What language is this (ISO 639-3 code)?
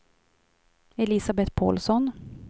swe